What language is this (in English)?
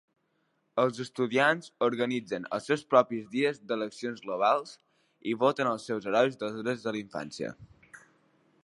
Catalan